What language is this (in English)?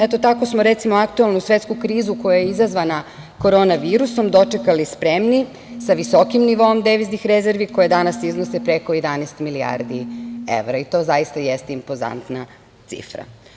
Serbian